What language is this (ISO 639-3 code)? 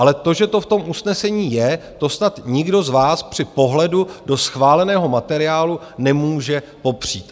ces